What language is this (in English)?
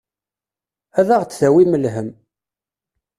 Kabyle